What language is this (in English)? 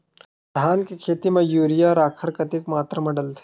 Chhattisgarhi